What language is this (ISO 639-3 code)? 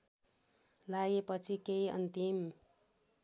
nep